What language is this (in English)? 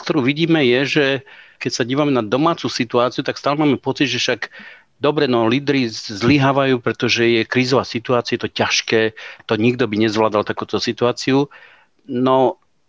Slovak